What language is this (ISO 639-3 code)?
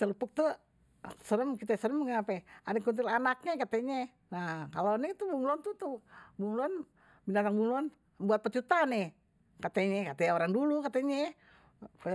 bew